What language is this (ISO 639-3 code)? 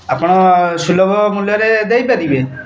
ori